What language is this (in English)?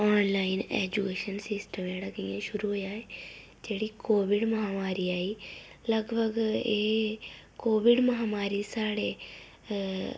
Dogri